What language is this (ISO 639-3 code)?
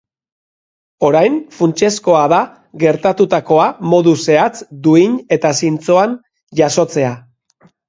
eus